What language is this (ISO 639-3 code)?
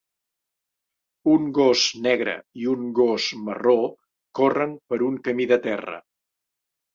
cat